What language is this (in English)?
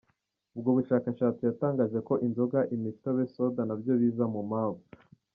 Kinyarwanda